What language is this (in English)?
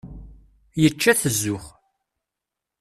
Kabyle